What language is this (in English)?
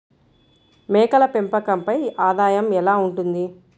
Telugu